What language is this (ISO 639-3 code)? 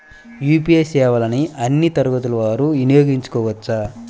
tel